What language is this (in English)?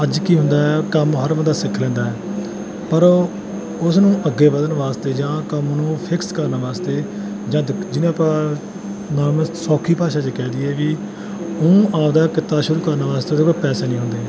Punjabi